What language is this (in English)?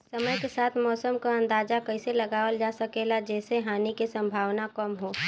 Bhojpuri